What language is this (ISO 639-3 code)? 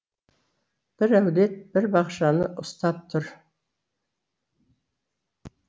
kaz